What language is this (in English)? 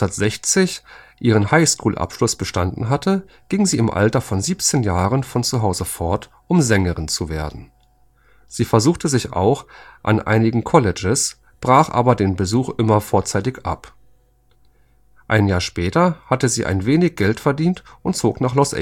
German